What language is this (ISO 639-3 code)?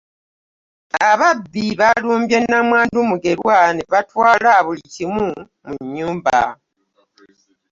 lug